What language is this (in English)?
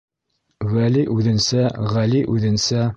Bashkir